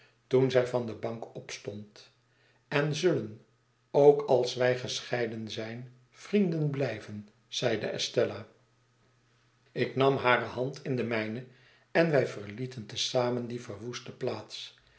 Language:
Dutch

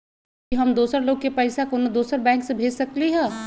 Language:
Magahi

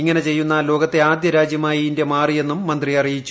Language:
Malayalam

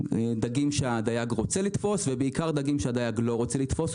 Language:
Hebrew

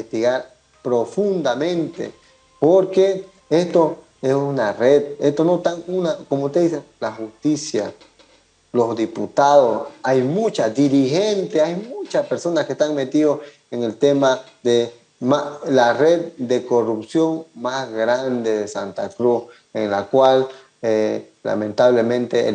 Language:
Spanish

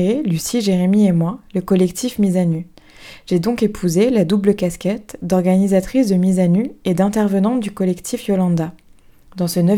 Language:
French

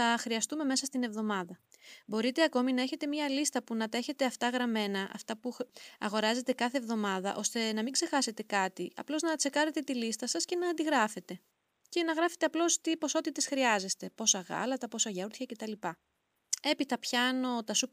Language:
Greek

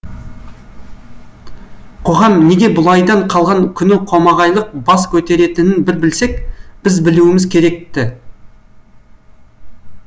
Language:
Kazakh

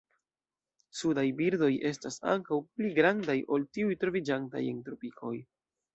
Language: Esperanto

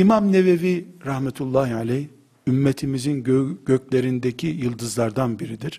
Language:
Turkish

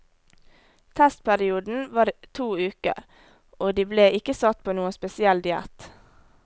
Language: Norwegian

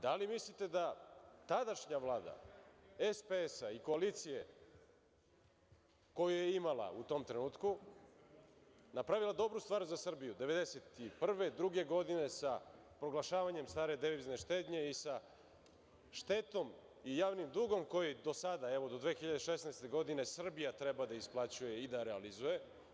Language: Serbian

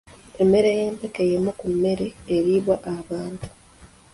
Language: Ganda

